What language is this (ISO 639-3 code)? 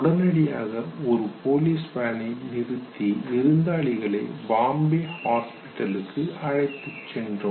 tam